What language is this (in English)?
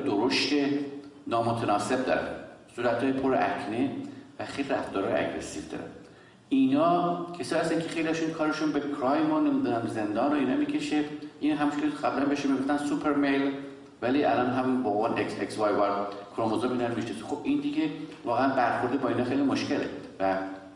Persian